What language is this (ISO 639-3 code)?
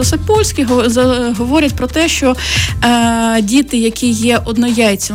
ukr